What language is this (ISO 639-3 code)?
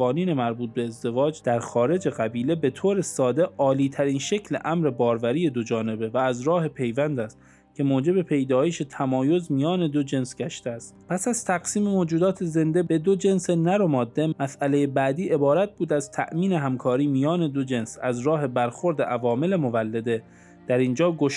fas